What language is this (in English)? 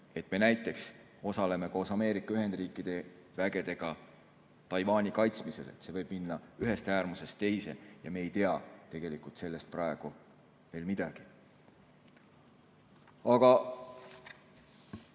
Estonian